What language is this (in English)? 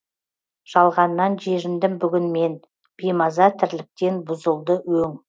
Kazakh